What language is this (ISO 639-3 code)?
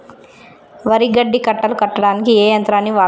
tel